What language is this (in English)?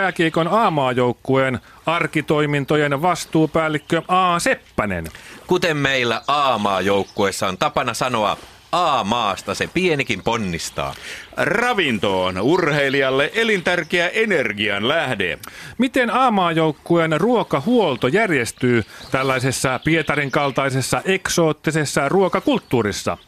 Finnish